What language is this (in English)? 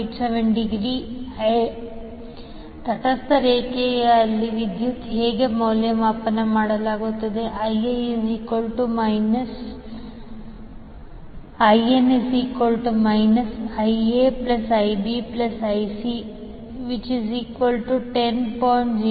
Kannada